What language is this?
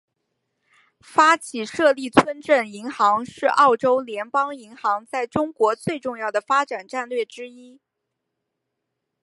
Chinese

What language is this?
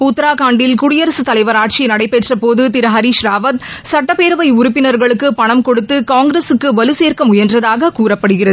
Tamil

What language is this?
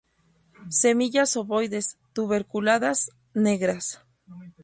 Spanish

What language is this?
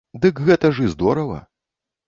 Belarusian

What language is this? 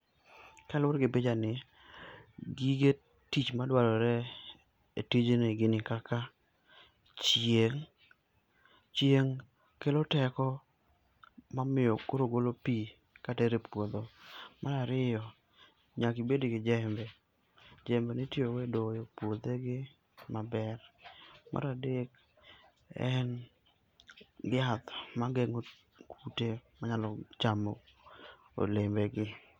Luo (Kenya and Tanzania)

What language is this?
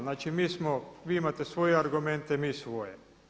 Croatian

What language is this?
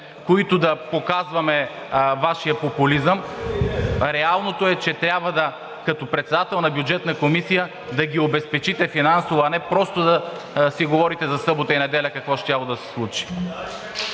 Bulgarian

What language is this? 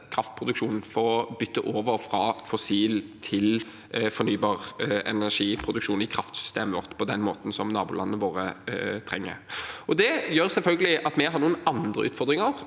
Norwegian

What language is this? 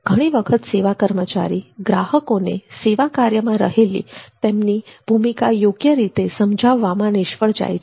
Gujarati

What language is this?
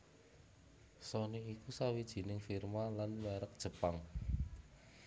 Javanese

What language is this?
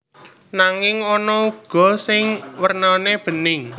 Javanese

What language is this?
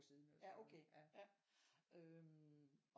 Danish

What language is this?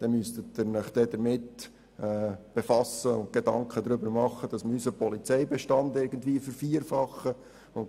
Swiss German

